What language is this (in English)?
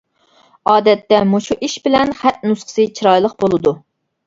Uyghur